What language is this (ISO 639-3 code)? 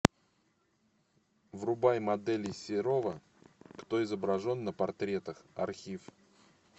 rus